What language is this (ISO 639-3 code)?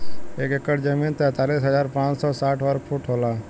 bho